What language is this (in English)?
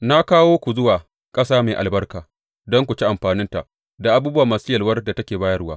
Hausa